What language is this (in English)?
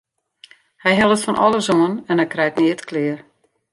Western Frisian